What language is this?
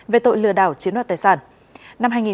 Vietnamese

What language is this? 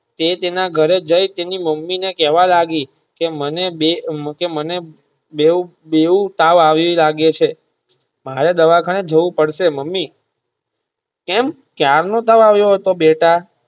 Gujarati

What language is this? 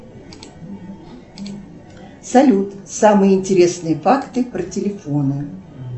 Russian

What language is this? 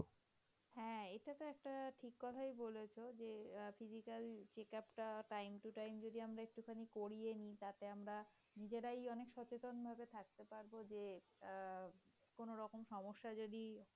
Bangla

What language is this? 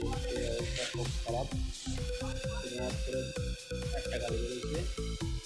English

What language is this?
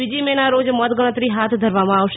Gujarati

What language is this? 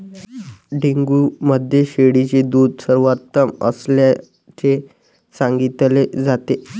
Marathi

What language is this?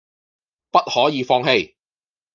Cantonese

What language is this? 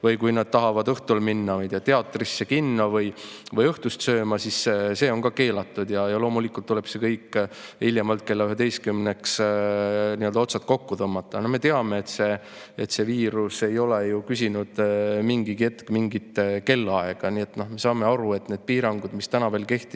Estonian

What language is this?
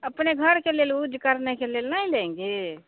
Hindi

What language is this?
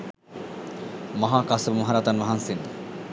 Sinhala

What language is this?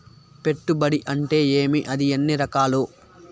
Telugu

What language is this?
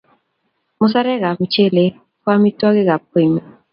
Kalenjin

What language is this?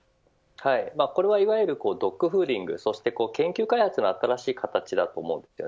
Japanese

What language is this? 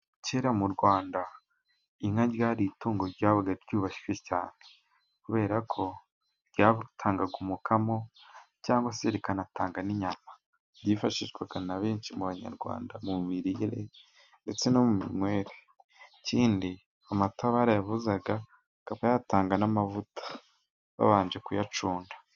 Kinyarwanda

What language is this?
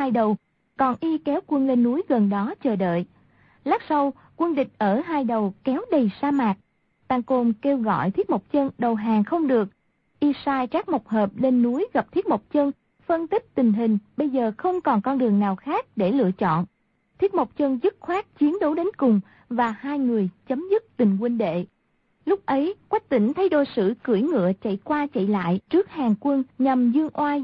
Vietnamese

